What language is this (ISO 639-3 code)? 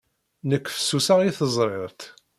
kab